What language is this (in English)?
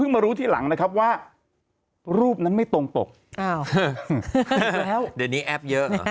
Thai